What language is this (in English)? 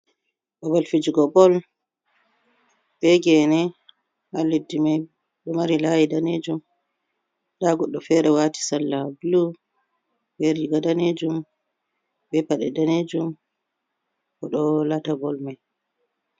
Fula